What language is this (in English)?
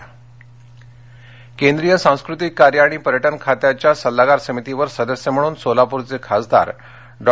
Marathi